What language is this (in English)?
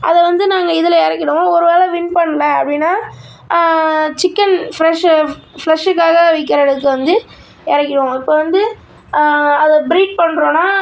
Tamil